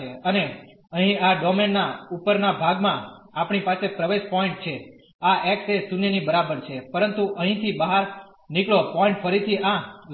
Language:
Gujarati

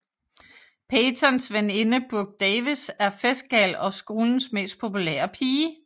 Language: Danish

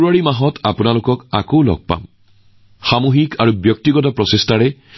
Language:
Assamese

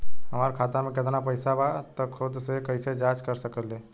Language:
Bhojpuri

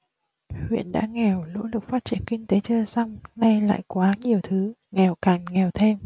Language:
Vietnamese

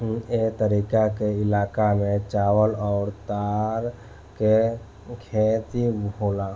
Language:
Bhojpuri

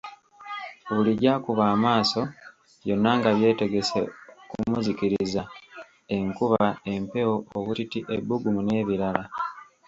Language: Ganda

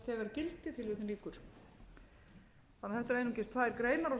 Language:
Icelandic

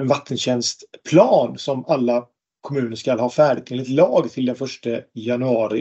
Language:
Swedish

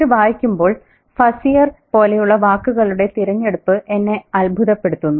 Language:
Malayalam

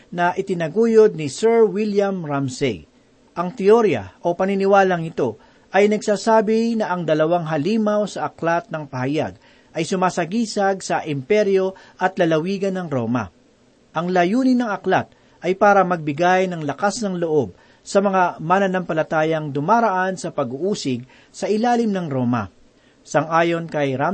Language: Filipino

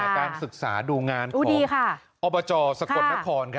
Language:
Thai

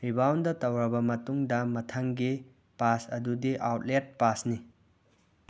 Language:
Manipuri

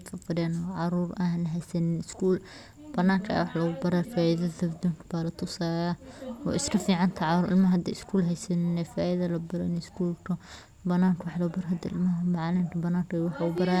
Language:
Somali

